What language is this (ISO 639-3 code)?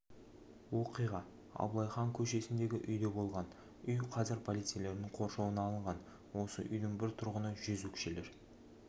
kaz